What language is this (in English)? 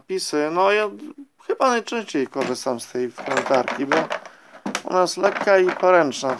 Polish